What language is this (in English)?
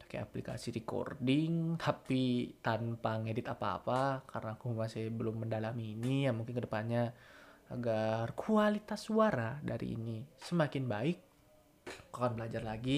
Indonesian